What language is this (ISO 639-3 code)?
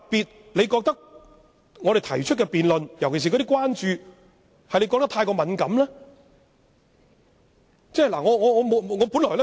yue